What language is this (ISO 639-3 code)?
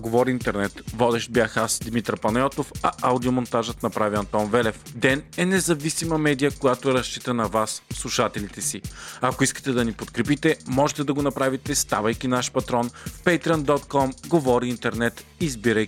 bul